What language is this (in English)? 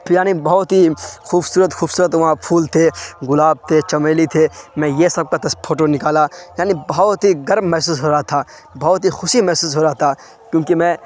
Urdu